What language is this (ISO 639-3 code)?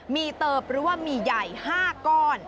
tha